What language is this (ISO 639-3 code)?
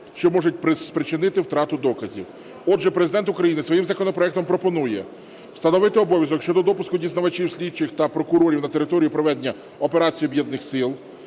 ukr